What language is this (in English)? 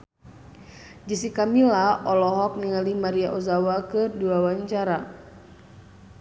Sundanese